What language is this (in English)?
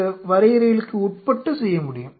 Tamil